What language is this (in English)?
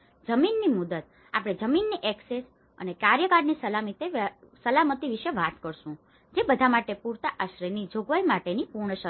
Gujarati